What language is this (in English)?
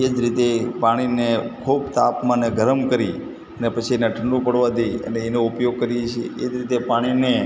Gujarati